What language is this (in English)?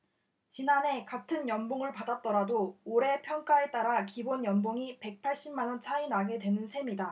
Korean